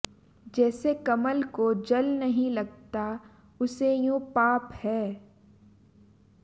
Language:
Sanskrit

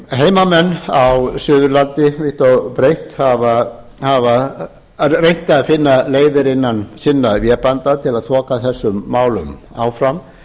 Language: Icelandic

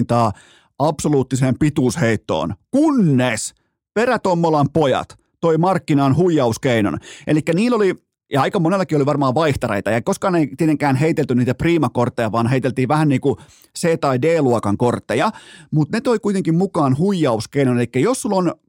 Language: Finnish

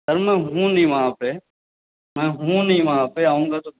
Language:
Urdu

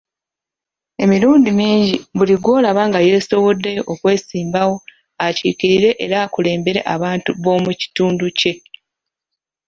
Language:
Ganda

